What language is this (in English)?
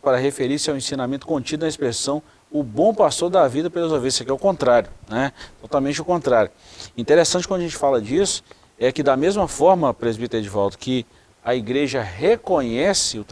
Portuguese